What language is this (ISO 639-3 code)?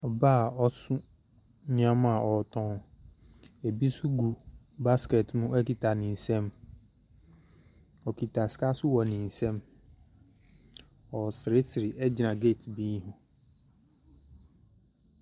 aka